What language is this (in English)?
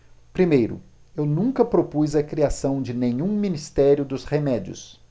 Portuguese